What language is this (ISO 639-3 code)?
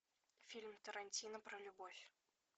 rus